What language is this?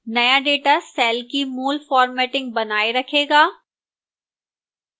Hindi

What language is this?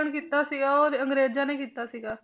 Punjabi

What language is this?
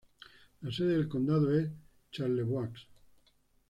Spanish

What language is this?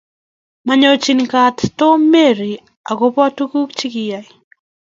Kalenjin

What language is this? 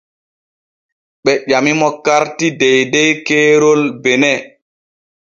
Borgu Fulfulde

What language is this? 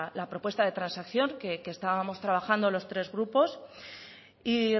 Spanish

